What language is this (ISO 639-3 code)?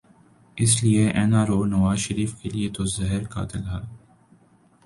urd